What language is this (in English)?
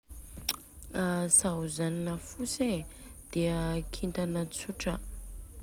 Southern Betsimisaraka Malagasy